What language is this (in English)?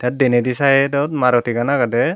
Chakma